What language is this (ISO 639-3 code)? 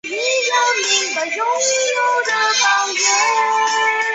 zho